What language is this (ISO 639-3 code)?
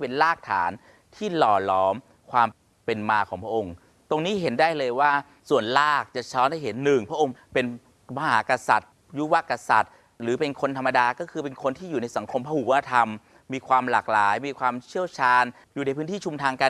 tha